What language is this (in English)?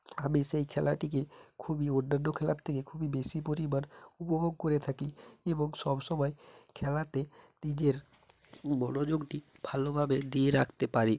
Bangla